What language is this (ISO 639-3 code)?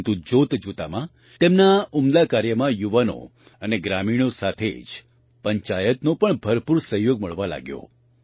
guj